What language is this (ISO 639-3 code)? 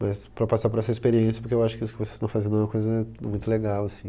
por